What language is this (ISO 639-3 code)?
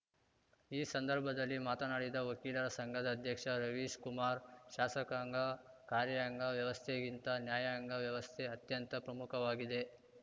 kan